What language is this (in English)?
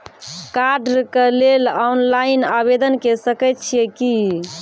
Maithili